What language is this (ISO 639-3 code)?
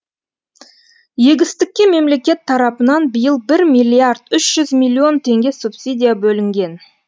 kaz